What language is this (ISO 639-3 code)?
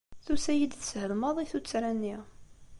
kab